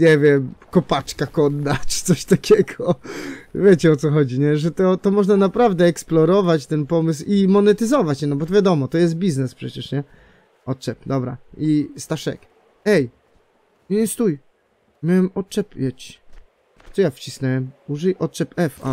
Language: Polish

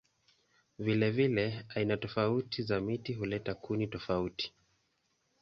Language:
Swahili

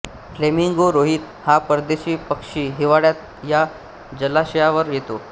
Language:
Marathi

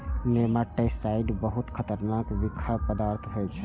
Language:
Maithili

